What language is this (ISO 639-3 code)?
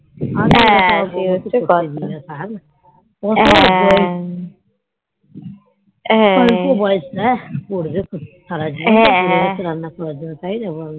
ben